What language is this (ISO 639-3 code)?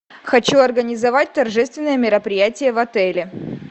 rus